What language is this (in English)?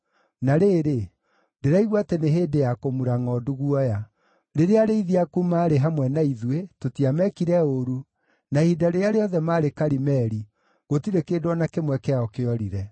Kikuyu